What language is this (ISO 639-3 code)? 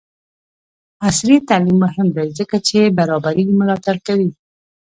pus